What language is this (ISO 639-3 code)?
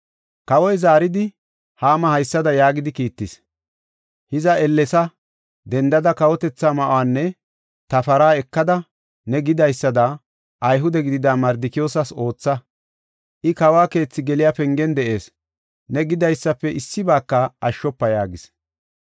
gof